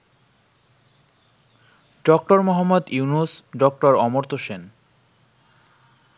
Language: Bangla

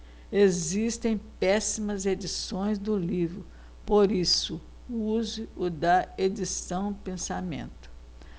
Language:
Portuguese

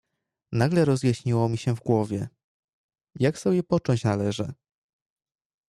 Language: Polish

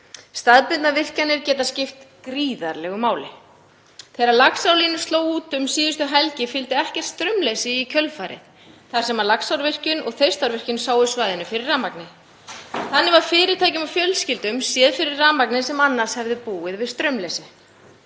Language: Icelandic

